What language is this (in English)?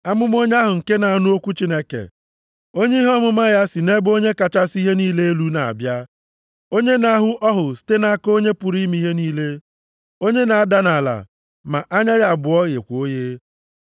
Igbo